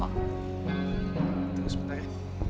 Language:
Indonesian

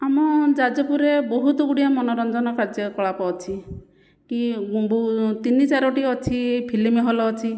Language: Odia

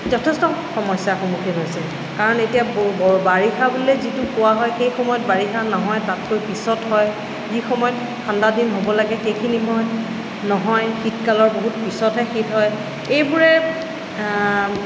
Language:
Assamese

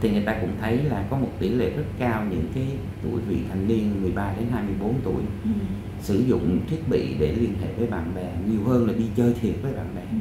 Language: Vietnamese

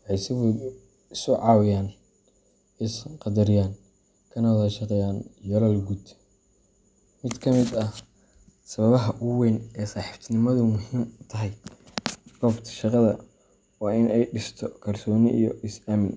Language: Somali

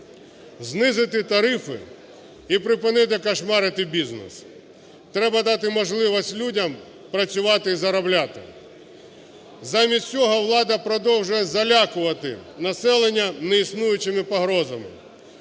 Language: Ukrainian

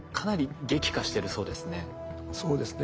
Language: Japanese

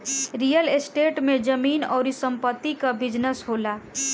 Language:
Bhojpuri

